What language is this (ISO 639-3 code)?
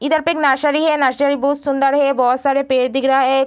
hin